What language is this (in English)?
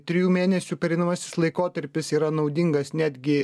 Lithuanian